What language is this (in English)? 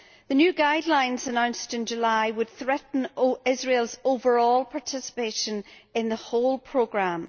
English